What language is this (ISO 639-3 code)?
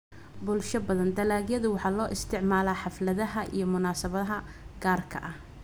som